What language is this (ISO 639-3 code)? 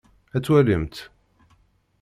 kab